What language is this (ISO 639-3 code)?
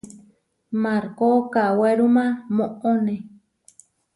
var